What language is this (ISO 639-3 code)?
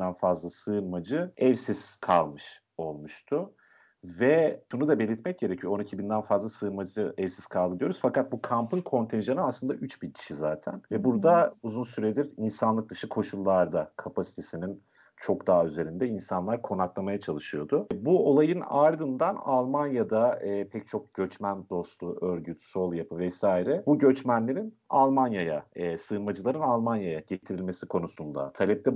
tur